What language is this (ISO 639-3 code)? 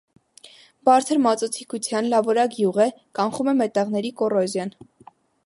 hye